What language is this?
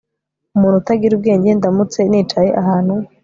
Kinyarwanda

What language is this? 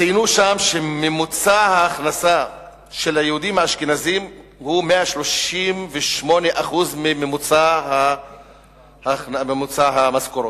Hebrew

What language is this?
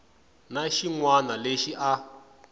Tsonga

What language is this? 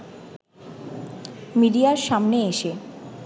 Bangla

